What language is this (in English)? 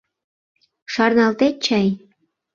Mari